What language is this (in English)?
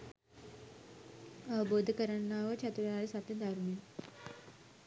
Sinhala